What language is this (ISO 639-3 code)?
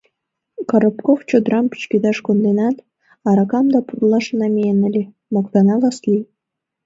chm